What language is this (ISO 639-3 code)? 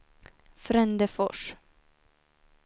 swe